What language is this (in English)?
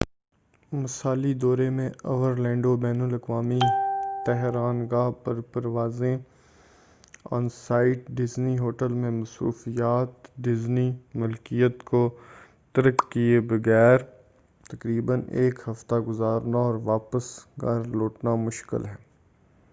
Urdu